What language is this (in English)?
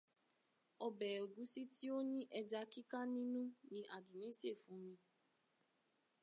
Yoruba